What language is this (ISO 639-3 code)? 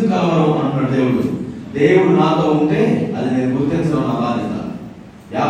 tel